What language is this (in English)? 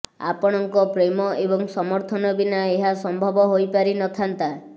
Odia